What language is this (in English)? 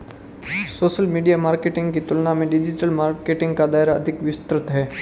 Hindi